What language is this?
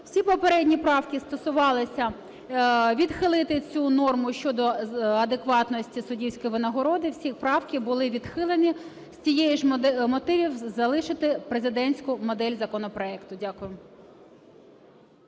Ukrainian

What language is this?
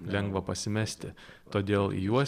Lithuanian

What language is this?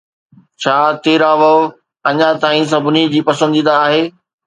Sindhi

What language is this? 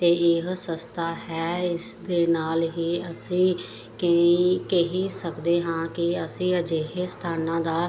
Punjabi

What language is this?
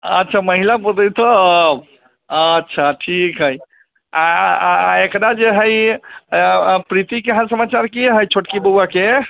Maithili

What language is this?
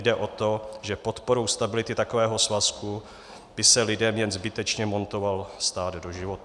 Czech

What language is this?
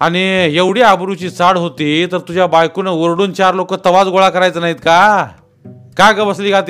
Marathi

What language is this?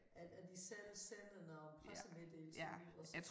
Danish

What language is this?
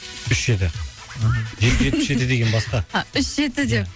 Kazakh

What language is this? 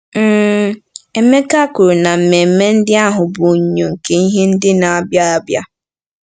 Igbo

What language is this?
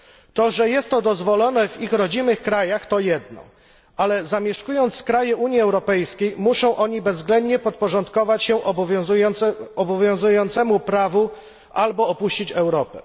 Polish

